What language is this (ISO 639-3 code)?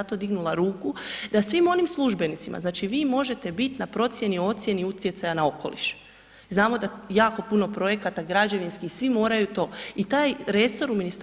hrv